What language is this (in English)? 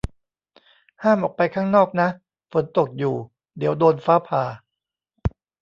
Thai